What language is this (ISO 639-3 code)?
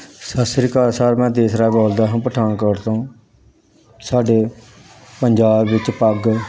pan